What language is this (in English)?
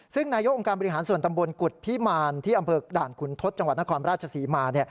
Thai